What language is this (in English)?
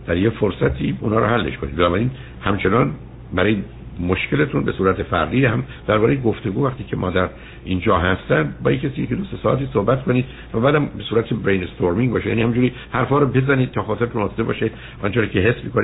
Persian